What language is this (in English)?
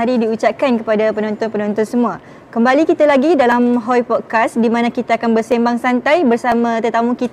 Malay